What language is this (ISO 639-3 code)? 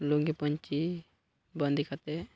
sat